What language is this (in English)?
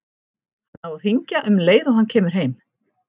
Icelandic